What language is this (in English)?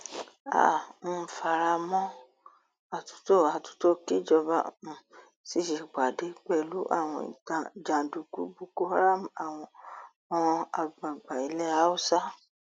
Yoruba